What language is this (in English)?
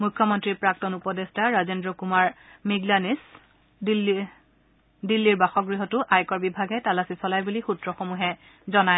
Assamese